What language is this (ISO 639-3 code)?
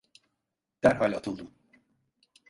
tur